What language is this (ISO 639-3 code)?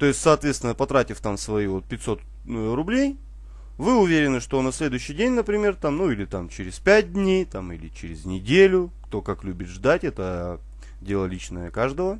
rus